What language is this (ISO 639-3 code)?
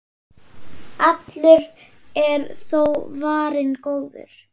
isl